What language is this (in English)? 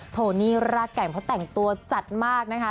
Thai